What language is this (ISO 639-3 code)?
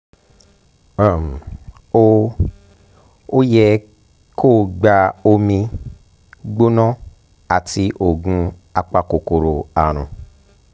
yor